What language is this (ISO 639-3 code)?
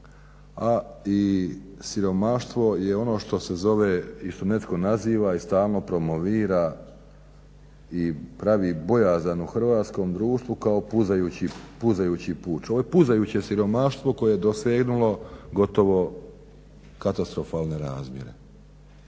hrv